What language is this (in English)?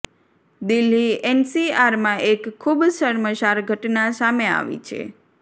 Gujarati